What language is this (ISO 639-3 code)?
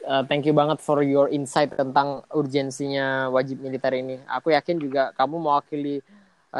ind